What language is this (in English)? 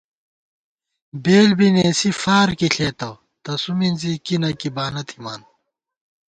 Gawar-Bati